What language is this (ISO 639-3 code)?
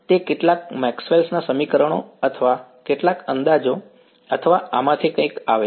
guj